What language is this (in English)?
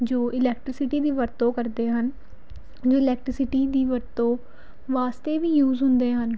Punjabi